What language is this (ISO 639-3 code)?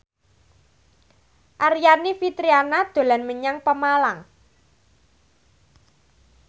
jav